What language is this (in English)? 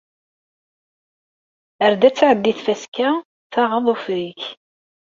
Kabyle